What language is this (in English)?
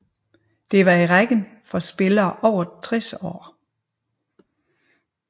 Danish